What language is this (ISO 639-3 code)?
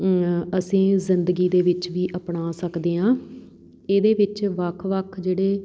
pan